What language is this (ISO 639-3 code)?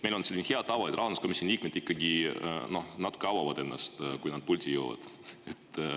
est